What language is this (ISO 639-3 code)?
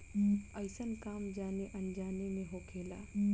bho